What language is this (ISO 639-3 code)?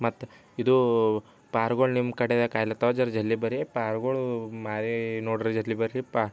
kan